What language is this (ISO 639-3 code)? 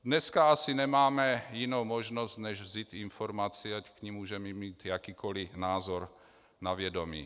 ces